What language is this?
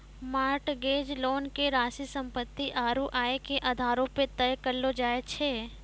Maithili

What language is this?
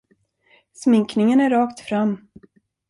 Swedish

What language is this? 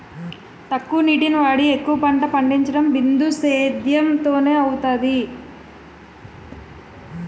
Telugu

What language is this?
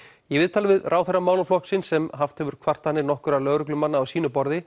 Icelandic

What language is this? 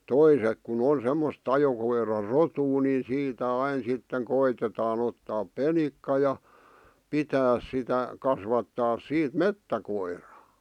Finnish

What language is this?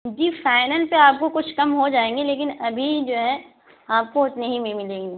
Urdu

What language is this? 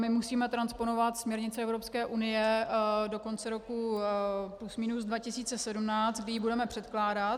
Czech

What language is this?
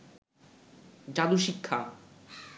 Bangla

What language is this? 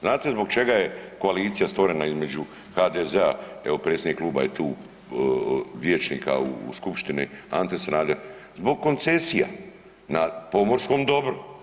Croatian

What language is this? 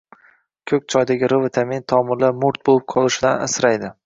Uzbek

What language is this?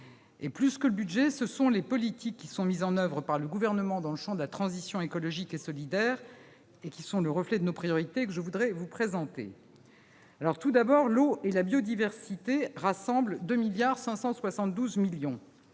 French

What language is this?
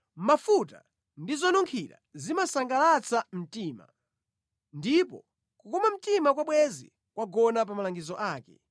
Nyanja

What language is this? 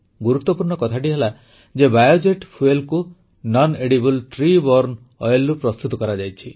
Odia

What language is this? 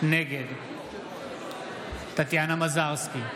Hebrew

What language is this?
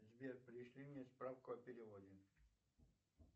Russian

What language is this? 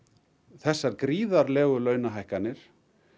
Icelandic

